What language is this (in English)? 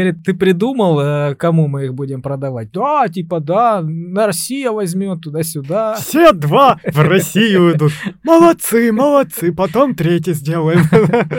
Russian